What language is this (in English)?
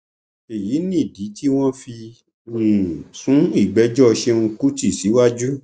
Yoruba